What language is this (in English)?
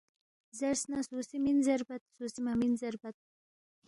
Balti